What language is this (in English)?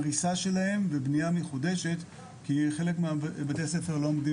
Hebrew